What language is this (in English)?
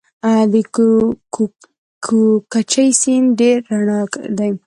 Pashto